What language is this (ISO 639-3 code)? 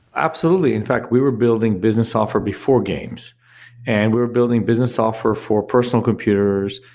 eng